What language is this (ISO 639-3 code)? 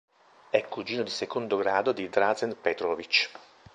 ita